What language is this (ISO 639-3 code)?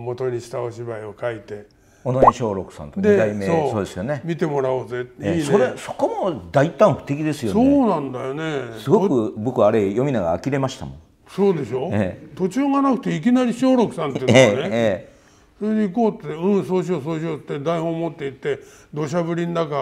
jpn